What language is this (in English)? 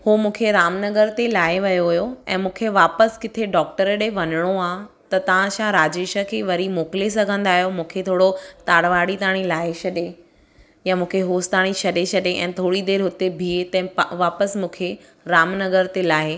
Sindhi